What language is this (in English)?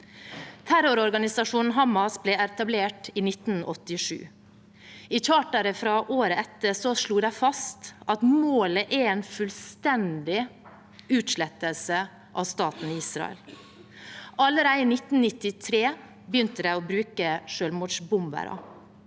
Norwegian